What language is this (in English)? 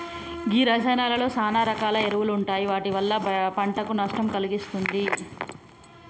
Telugu